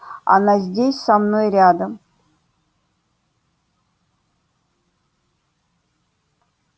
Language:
Russian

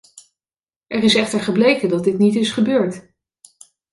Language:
Dutch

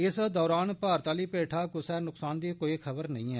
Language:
Dogri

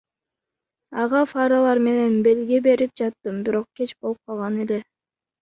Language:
Kyrgyz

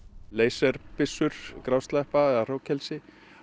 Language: Icelandic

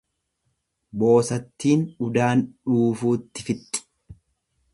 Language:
Oromo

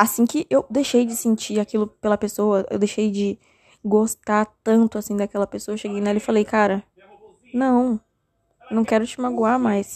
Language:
Portuguese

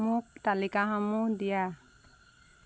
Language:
Assamese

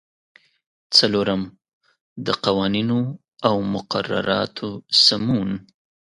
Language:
Pashto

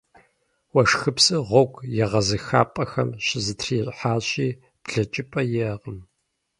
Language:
Kabardian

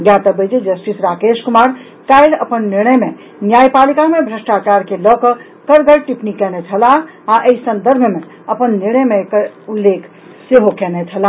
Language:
Maithili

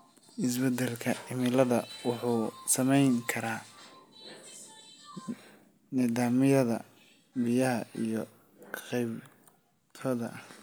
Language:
Somali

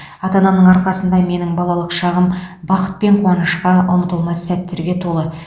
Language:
Kazakh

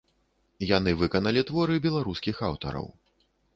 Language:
Belarusian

